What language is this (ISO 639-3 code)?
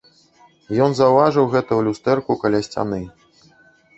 bel